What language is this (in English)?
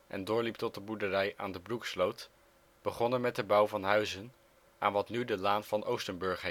Dutch